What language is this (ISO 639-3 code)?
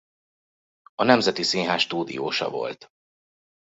hun